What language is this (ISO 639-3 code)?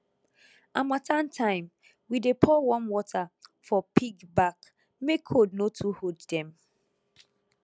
pcm